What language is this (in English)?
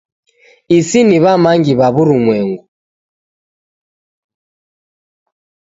Taita